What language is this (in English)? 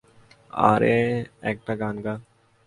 Bangla